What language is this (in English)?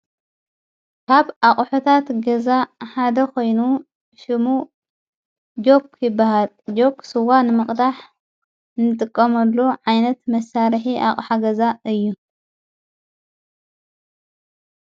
Tigrinya